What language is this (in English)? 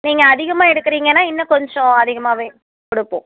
Tamil